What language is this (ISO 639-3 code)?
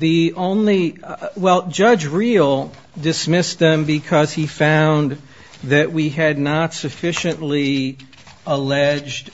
eng